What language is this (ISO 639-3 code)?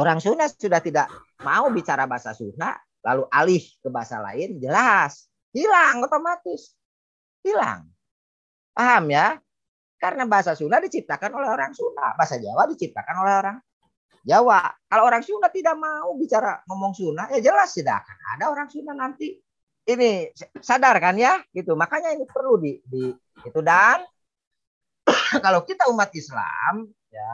ind